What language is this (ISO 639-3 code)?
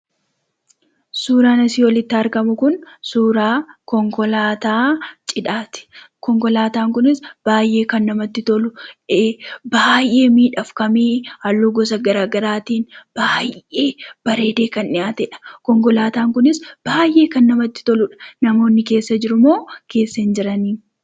orm